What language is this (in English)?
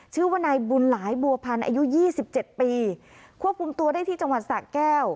Thai